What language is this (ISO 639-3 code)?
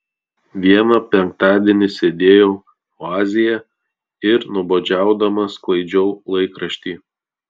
lit